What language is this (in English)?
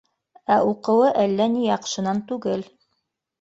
Bashkir